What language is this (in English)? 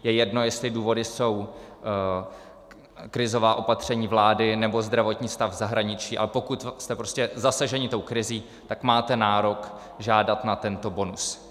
Czech